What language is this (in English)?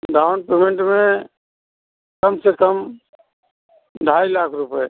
Hindi